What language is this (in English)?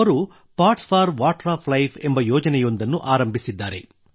Kannada